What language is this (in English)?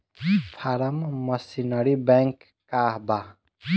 Bhojpuri